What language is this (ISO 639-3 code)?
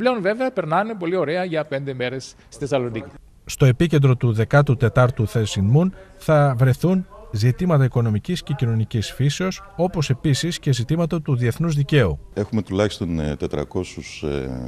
ell